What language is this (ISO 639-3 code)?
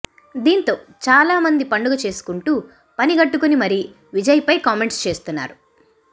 tel